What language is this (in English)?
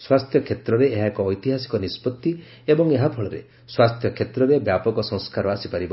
Odia